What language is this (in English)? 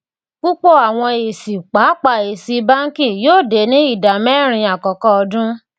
Yoruba